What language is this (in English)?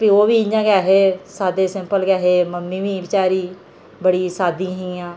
Dogri